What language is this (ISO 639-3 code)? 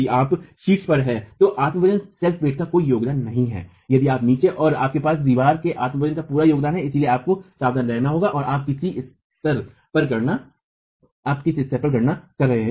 hin